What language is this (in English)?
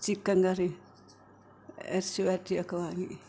Malayalam